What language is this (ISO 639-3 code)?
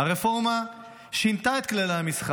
heb